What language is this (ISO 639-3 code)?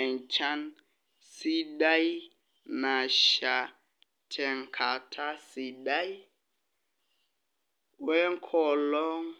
mas